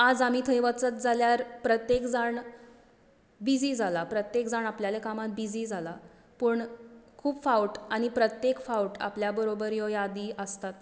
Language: Konkani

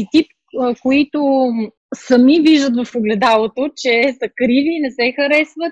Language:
Bulgarian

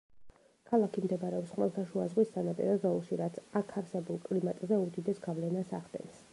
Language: Georgian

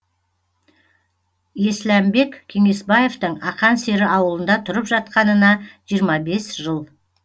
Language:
Kazakh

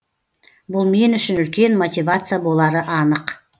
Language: Kazakh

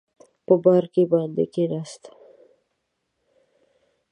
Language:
Pashto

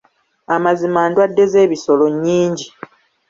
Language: Ganda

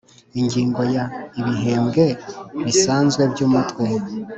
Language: Kinyarwanda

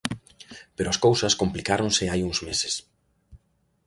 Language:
Galician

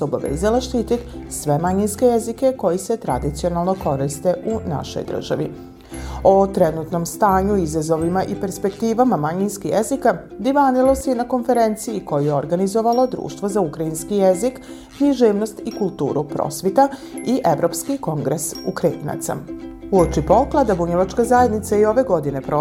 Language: Croatian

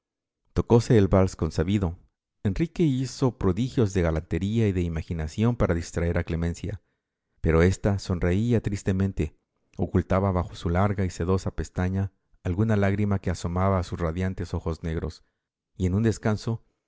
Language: Spanish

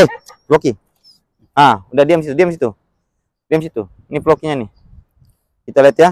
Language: Indonesian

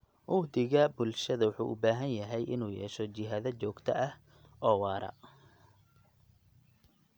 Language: Somali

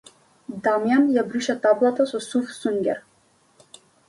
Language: Macedonian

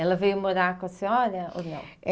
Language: Portuguese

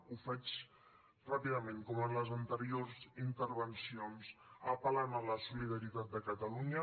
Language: Catalan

